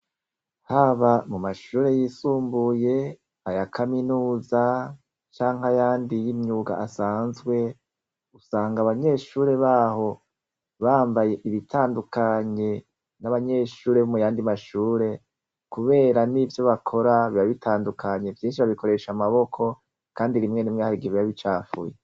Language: Rundi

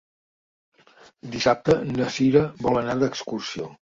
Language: Catalan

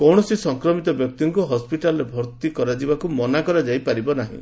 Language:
Odia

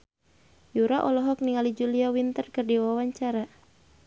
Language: Sundanese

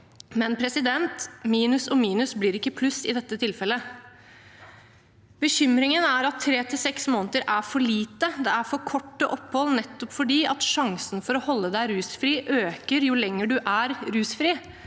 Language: Norwegian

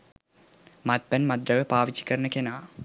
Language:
Sinhala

